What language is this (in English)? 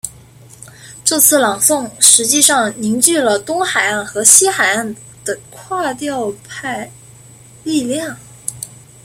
Chinese